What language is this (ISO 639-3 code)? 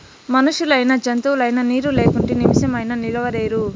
tel